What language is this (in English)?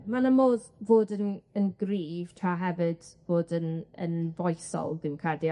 Welsh